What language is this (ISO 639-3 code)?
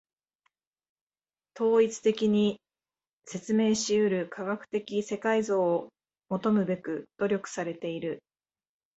jpn